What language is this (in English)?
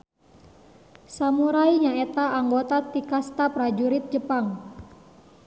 Sundanese